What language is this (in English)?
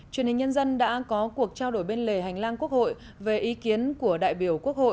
Vietnamese